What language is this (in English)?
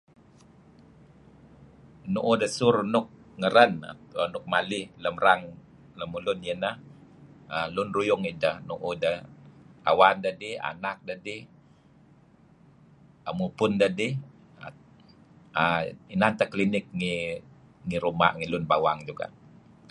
Kelabit